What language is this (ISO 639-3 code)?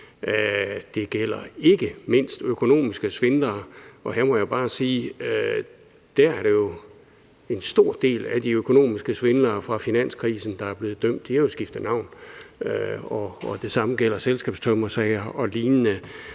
dan